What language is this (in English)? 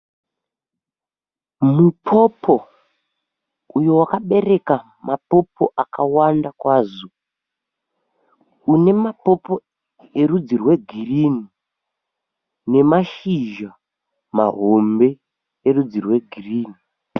Shona